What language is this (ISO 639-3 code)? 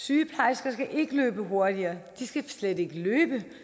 dan